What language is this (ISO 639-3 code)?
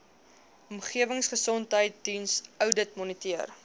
afr